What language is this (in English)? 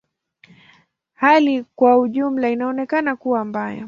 Swahili